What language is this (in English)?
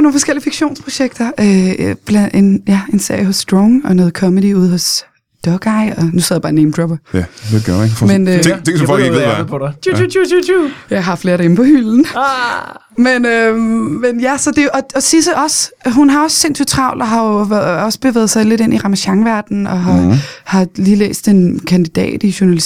Danish